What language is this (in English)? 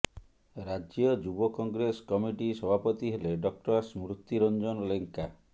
Odia